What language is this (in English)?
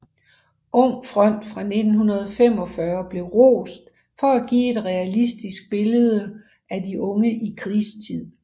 Danish